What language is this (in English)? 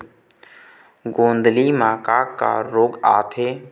Chhattisgarhi